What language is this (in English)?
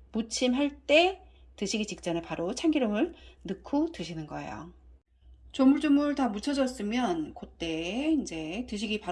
Korean